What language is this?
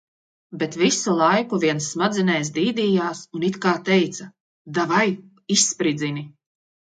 Latvian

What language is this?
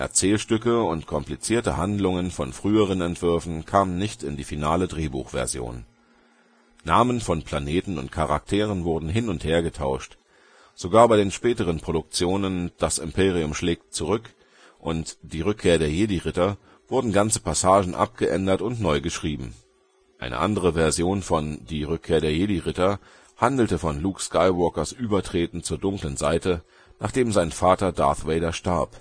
German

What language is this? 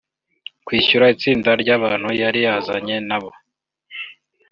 Kinyarwanda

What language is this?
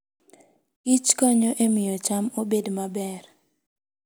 Luo (Kenya and Tanzania)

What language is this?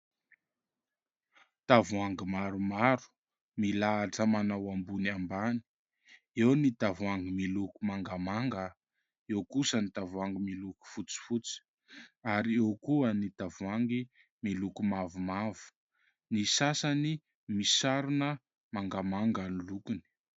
Malagasy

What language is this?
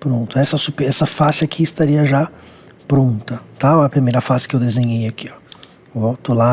Portuguese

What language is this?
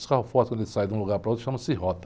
Portuguese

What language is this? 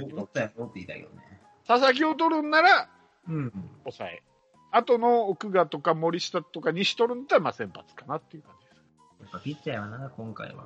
Japanese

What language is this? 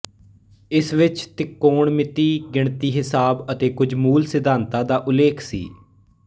Punjabi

